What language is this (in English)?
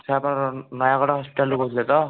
Odia